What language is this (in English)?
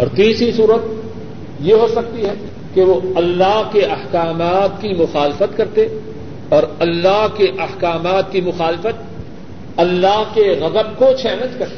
Urdu